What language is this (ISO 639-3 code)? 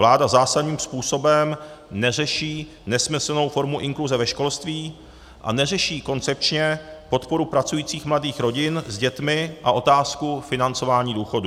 ces